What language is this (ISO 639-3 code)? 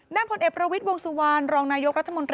tha